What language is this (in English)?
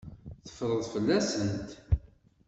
Kabyle